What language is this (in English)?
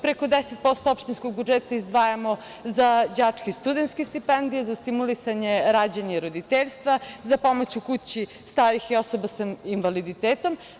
Serbian